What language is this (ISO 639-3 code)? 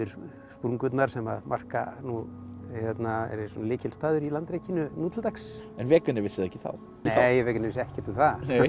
isl